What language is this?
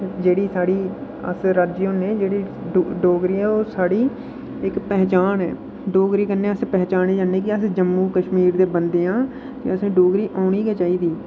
Dogri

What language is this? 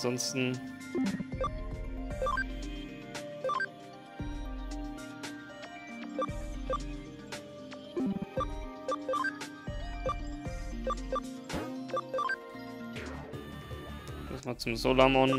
German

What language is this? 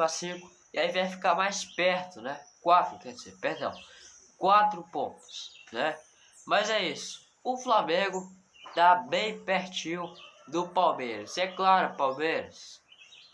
Portuguese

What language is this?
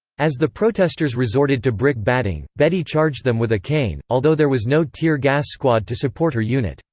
English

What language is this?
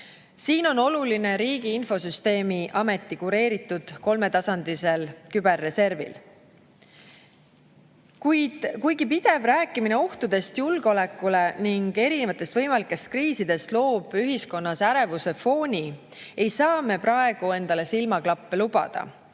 Estonian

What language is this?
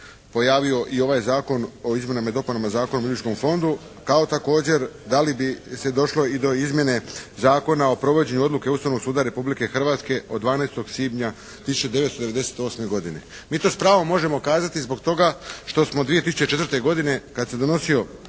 Croatian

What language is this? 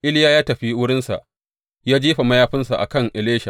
Hausa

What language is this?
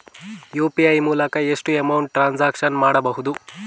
Kannada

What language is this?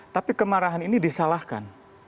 Indonesian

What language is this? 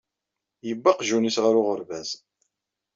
Kabyle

